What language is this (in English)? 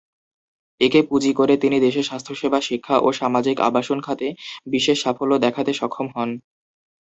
Bangla